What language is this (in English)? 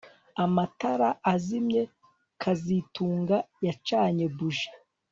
Kinyarwanda